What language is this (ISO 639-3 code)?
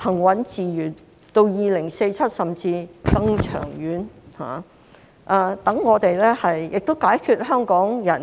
yue